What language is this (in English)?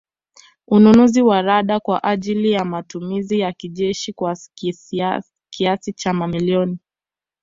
Swahili